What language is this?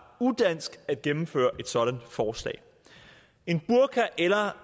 Danish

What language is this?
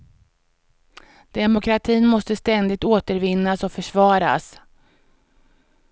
Swedish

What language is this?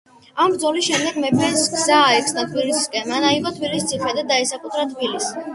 Georgian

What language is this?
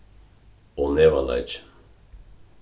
Faroese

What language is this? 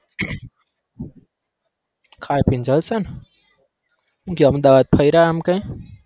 Gujarati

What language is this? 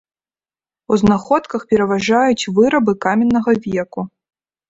Belarusian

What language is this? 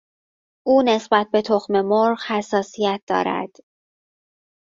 Persian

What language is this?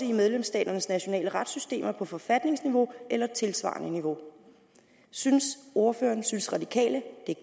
Danish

